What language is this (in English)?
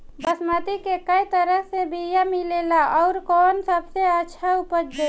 Bhojpuri